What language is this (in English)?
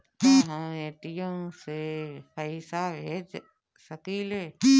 Bhojpuri